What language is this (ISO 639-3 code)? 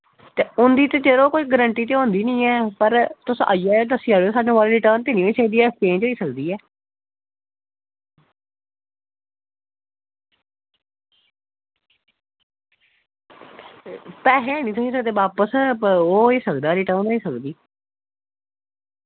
doi